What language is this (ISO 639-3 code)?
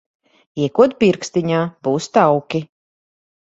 lav